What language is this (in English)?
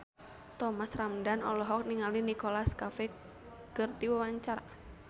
Sundanese